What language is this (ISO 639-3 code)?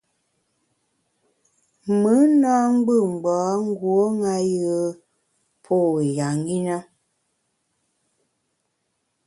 bax